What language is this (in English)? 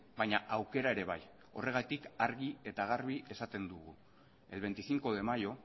Basque